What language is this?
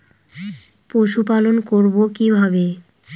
Bangla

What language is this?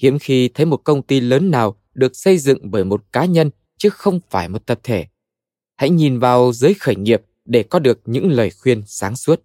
Vietnamese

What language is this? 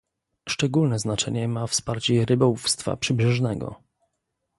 Polish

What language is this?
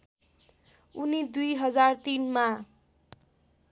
Nepali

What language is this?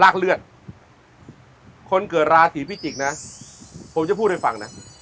Thai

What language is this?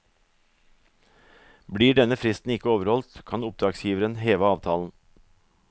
Norwegian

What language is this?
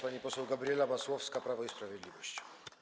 Polish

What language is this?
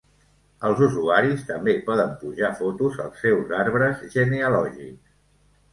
Catalan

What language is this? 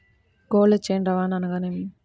Telugu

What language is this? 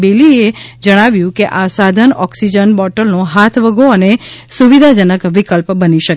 Gujarati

